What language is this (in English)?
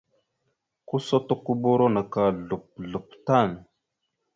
Mada (Cameroon)